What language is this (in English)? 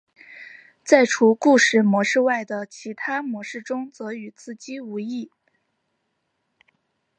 Chinese